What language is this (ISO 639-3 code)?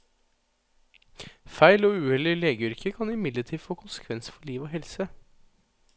nor